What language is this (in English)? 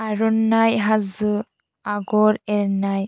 Bodo